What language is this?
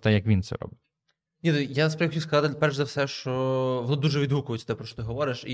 Ukrainian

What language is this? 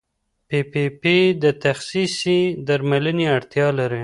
Pashto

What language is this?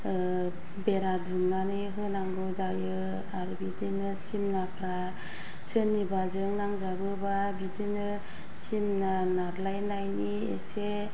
Bodo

